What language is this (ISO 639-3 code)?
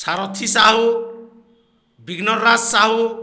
ori